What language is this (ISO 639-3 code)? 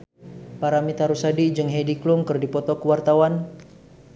sun